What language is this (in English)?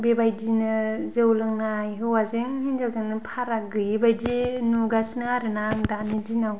Bodo